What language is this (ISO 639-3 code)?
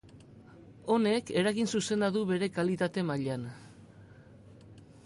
eus